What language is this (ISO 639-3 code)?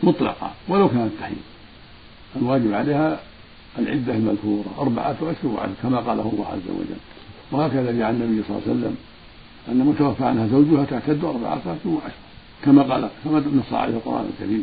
ara